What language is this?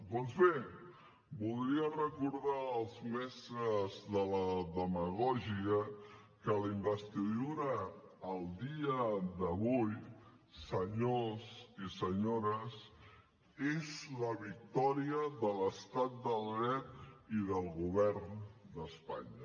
Catalan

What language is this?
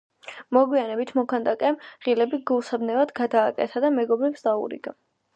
Georgian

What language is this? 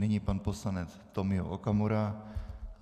Czech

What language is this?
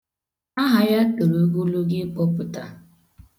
Igbo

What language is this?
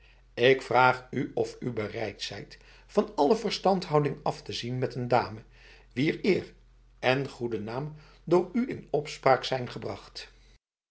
Dutch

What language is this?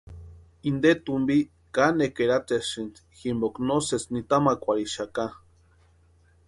Western Highland Purepecha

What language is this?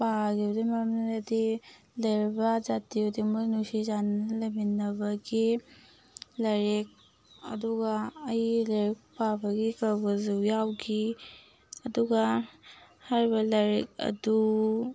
Manipuri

